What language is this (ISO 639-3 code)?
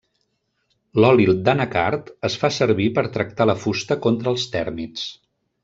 cat